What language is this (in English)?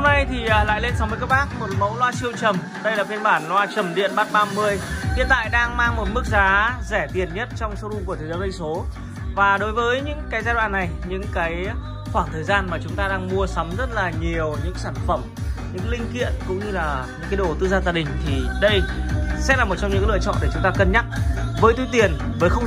Vietnamese